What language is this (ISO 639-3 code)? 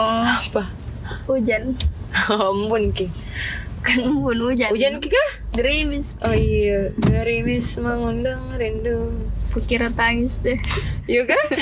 ind